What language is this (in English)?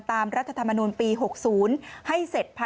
Thai